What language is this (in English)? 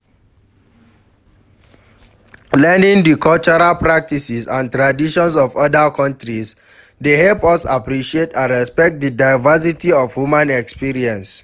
Nigerian Pidgin